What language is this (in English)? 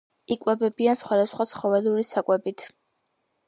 Georgian